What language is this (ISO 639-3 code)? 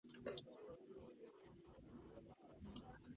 kat